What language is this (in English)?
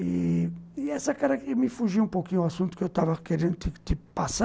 Portuguese